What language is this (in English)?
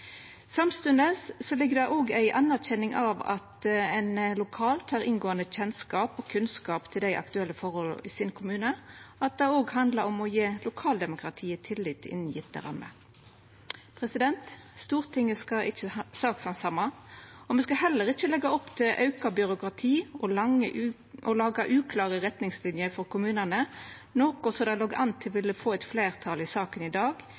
Norwegian Nynorsk